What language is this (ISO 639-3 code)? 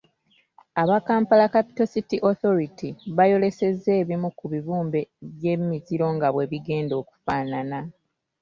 lug